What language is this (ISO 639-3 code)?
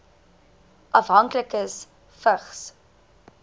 afr